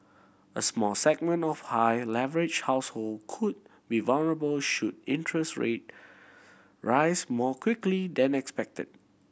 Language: English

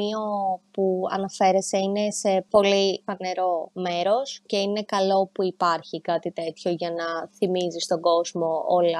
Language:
Greek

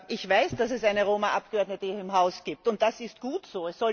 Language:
German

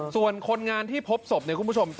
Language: Thai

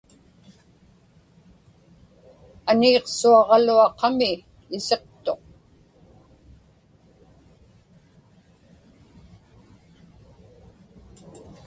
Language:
Inupiaq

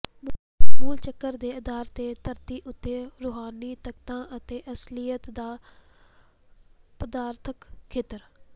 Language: Punjabi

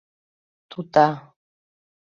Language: Mari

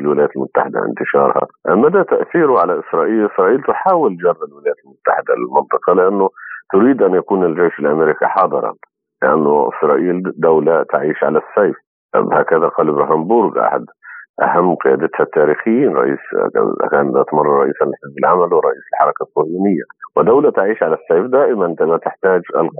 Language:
Arabic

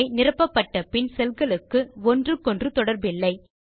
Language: Tamil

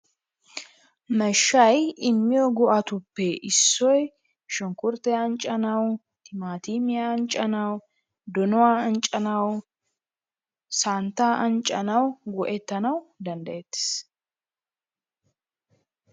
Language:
Wolaytta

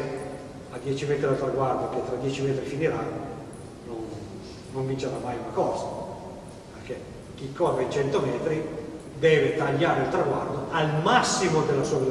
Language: Italian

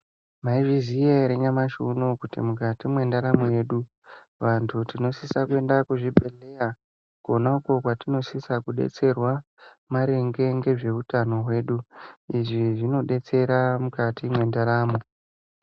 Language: Ndau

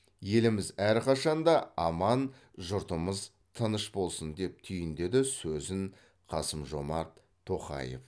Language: Kazakh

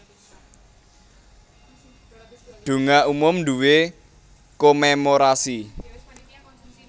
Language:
Javanese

